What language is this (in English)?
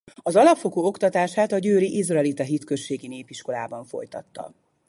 Hungarian